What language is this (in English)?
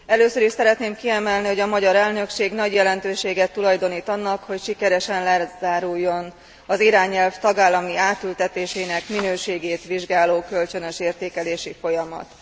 Hungarian